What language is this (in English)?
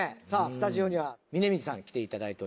Japanese